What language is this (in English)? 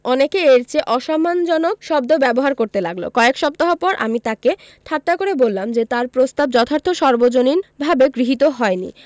Bangla